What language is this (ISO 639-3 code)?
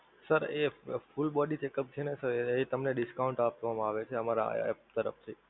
guj